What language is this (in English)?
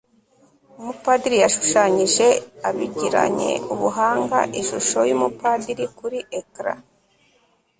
Kinyarwanda